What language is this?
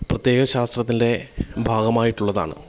Malayalam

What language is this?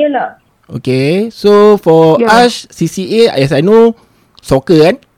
Malay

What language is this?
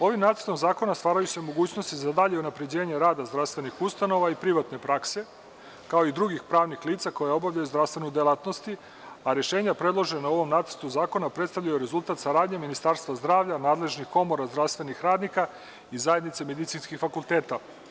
Serbian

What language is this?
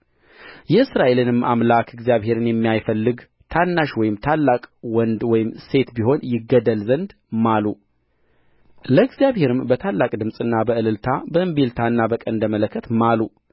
Amharic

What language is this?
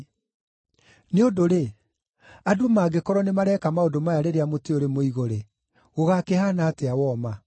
Kikuyu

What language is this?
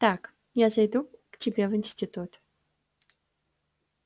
Russian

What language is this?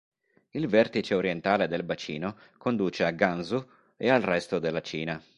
Italian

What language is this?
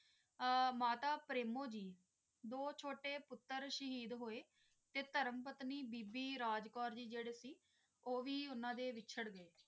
Punjabi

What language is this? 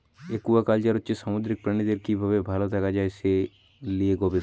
Bangla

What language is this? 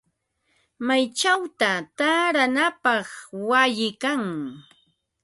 Ambo-Pasco Quechua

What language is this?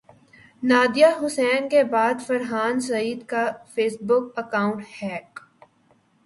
Urdu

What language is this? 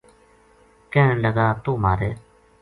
Gujari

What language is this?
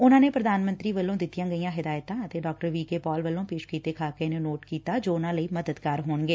Punjabi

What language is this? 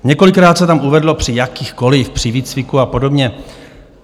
Czech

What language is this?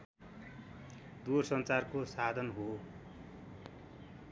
Nepali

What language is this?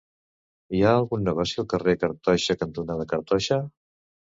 Catalan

